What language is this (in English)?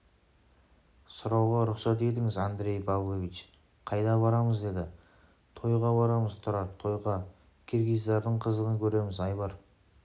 Kazakh